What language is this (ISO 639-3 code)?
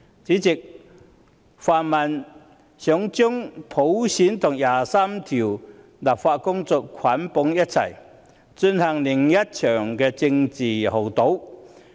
yue